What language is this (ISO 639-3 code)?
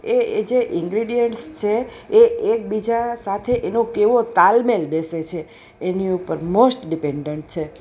guj